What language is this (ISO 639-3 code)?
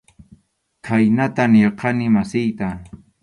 qxu